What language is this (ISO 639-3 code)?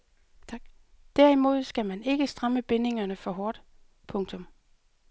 dan